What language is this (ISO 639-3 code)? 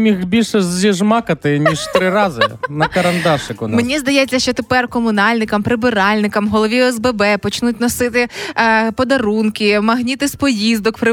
ukr